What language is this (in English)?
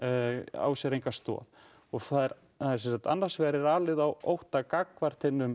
Icelandic